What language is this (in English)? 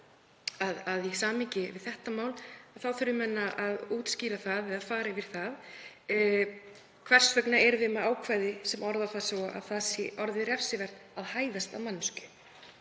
Icelandic